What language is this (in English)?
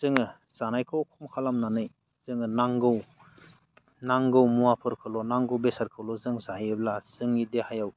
Bodo